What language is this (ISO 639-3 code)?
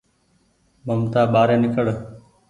gig